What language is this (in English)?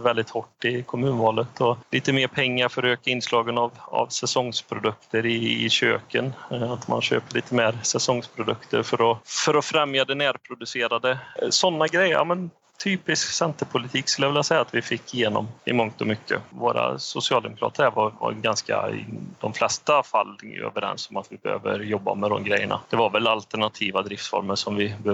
Swedish